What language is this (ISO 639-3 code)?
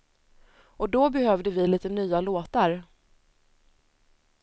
swe